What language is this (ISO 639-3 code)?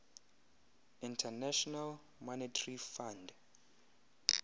xho